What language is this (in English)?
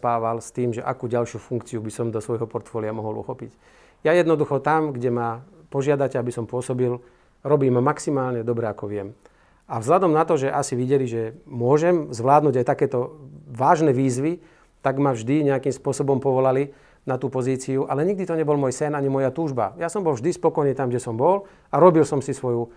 Slovak